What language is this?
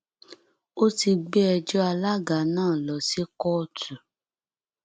Yoruba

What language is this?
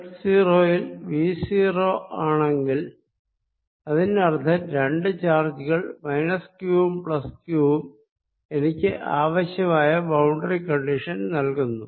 Malayalam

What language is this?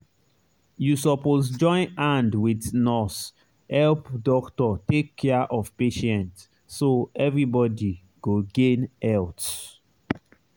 Nigerian Pidgin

